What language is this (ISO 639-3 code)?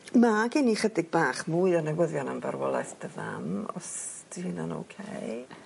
cym